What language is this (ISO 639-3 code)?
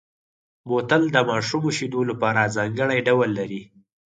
pus